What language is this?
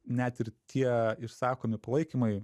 Lithuanian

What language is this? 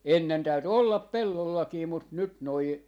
Finnish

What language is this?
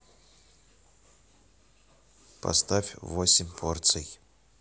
Russian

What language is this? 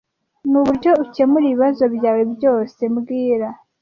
Kinyarwanda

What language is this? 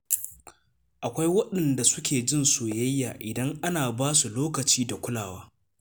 Hausa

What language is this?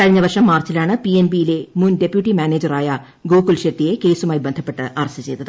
Malayalam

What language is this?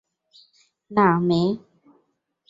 Bangla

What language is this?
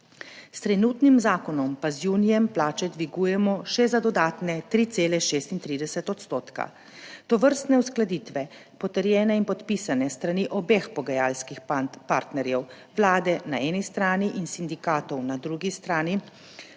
Slovenian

